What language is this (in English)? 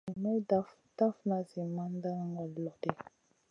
Masana